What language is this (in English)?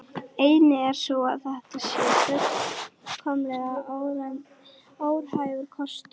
Icelandic